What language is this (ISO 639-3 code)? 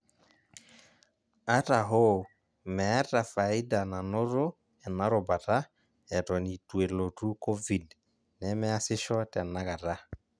mas